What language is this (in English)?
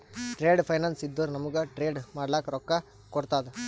Kannada